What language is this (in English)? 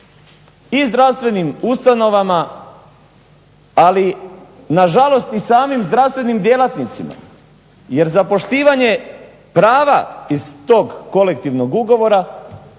Croatian